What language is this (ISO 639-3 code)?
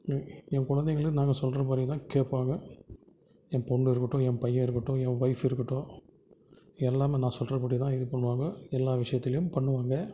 tam